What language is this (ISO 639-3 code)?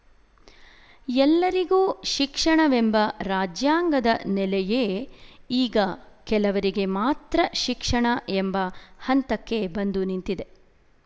kan